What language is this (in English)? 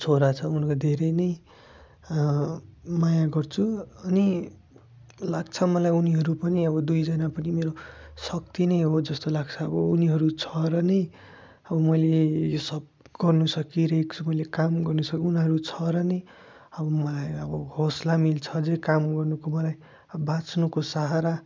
Nepali